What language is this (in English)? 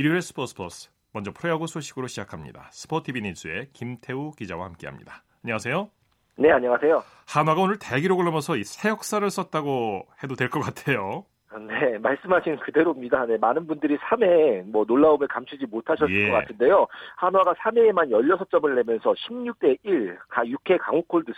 Korean